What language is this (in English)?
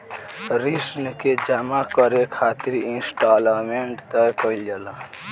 Bhojpuri